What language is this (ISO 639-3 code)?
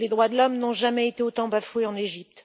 fra